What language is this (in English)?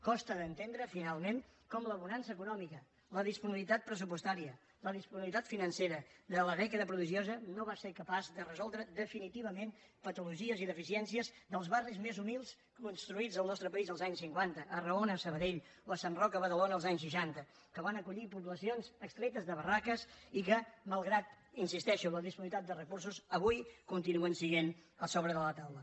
Catalan